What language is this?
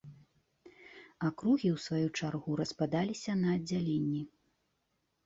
Belarusian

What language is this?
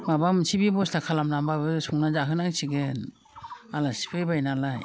Bodo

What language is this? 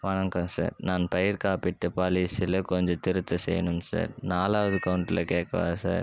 Tamil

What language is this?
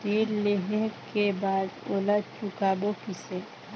Chhattisgarhi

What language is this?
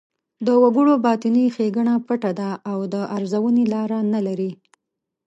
Pashto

